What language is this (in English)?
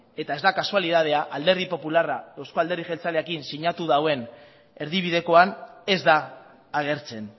Basque